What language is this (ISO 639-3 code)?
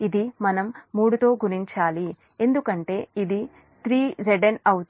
tel